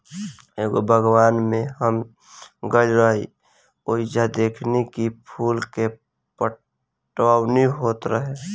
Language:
Bhojpuri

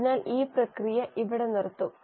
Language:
Malayalam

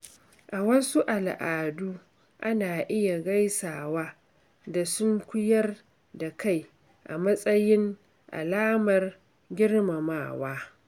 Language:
Hausa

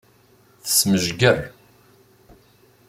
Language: Kabyle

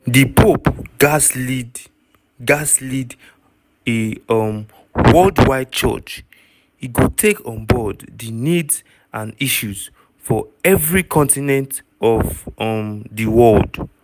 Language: Nigerian Pidgin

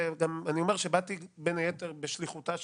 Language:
Hebrew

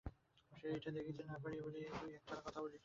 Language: Bangla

